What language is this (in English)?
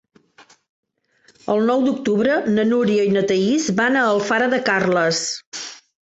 Catalan